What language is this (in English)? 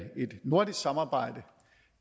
Danish